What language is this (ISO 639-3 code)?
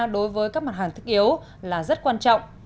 vie